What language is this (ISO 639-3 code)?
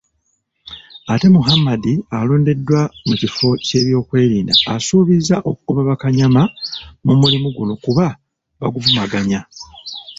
lug